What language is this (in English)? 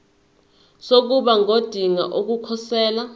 Zulu